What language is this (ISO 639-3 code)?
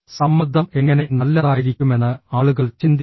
mal